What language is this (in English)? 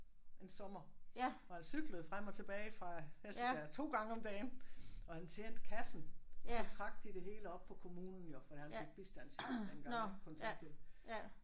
Danish